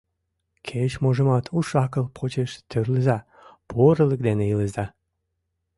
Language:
Mari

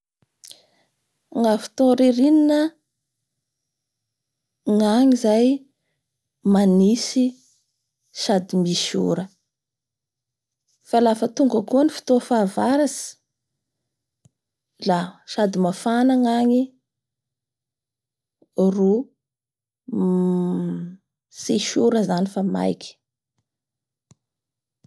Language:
Bara Malagasy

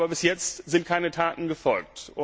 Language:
German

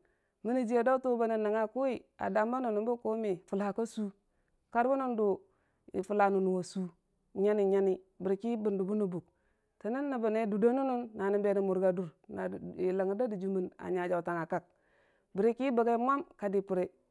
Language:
Dijim-Bwilim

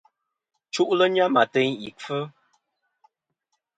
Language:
Kom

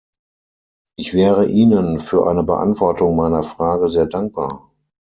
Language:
German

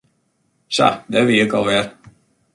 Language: Western Frisian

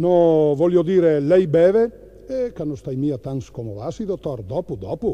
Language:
Italian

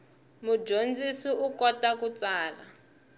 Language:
Tsonga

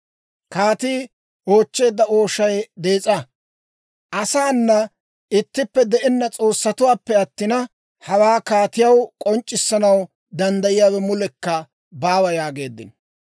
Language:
Dawro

